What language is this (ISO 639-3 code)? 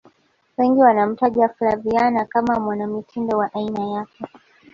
swa